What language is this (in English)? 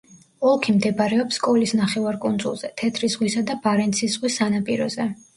Georgian